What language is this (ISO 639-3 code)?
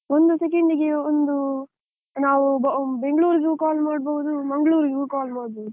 kan